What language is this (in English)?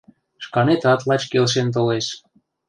Mari